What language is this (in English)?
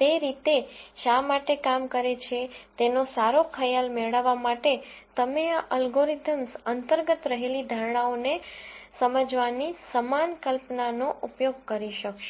Gujarati